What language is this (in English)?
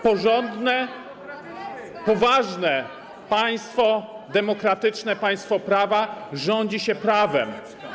Polish